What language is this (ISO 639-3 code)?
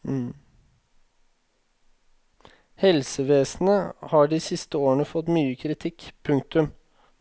nor